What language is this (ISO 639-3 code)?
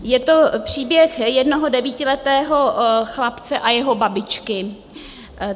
ces